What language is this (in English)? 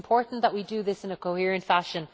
English